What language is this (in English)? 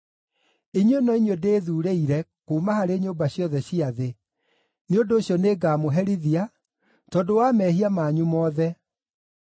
Kikuyu